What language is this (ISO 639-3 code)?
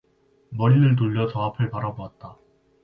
kor